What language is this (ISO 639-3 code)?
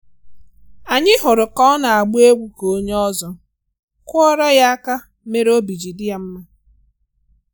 ibo